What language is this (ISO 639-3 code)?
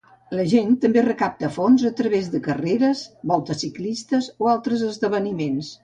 cat